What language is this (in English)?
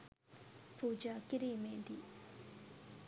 Sinhala